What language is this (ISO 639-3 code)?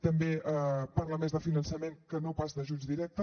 cat